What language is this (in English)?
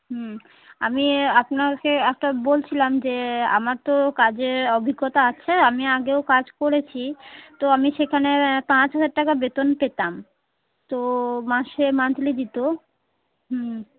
Bangla